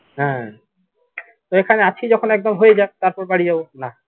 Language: Bangla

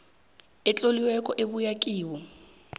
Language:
South Ndebele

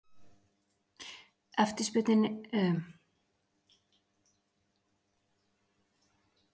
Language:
Icelandic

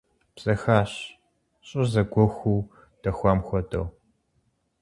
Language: Kabardian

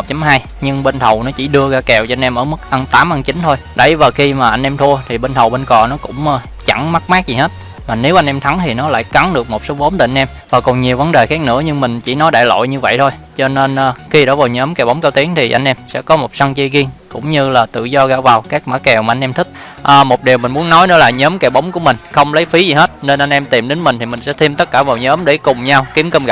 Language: Vietnamese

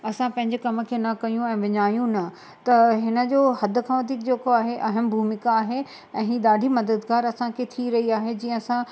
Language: Sindhi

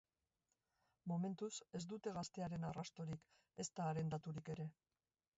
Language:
Basque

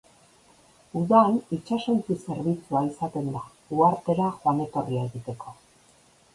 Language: Basque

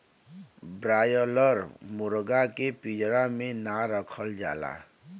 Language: Bhojpuri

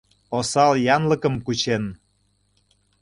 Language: Mari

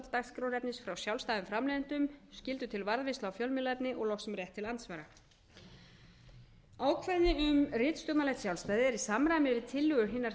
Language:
Icelandic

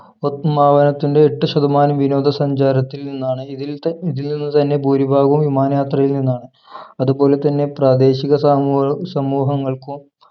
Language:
Malayalam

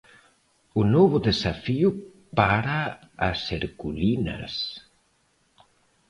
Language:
Galician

